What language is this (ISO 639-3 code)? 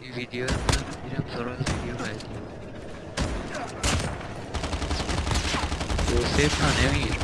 fas